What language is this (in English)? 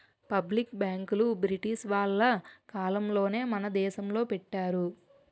Telugu